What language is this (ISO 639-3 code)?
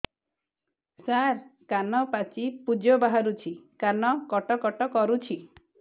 ori